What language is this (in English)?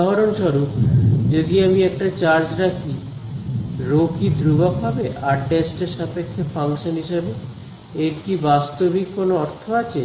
Bangla